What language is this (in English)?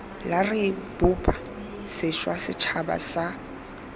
Tswana